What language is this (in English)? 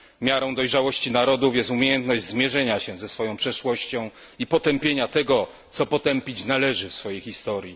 Polish